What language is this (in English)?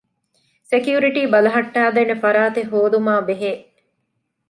Divehi